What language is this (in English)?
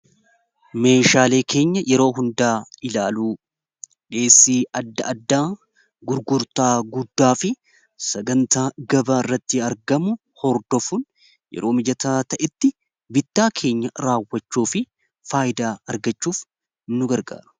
Oromo